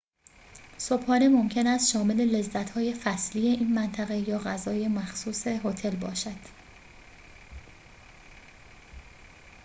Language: Persian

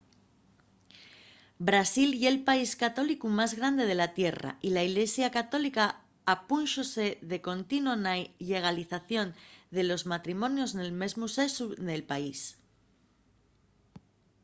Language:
Asturian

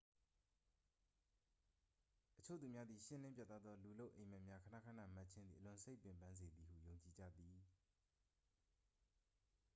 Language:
Burmese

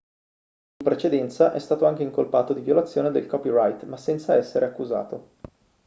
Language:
Italian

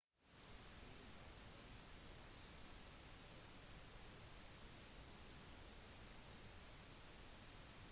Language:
Norwegian Bokmål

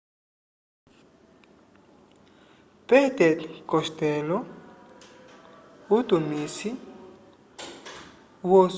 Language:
Umbundu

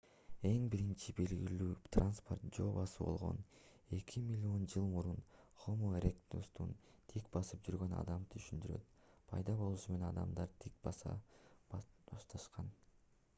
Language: Kyrgyz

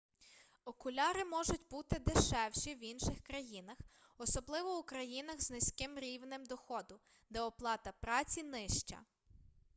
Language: Ukrainian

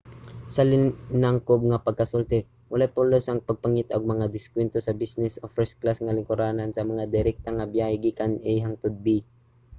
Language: Cebuano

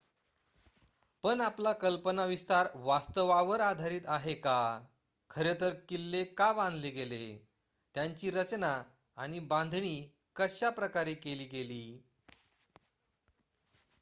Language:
Marathi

